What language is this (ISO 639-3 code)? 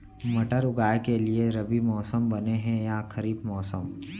hne